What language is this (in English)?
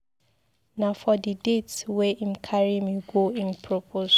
Nigerian Pidgin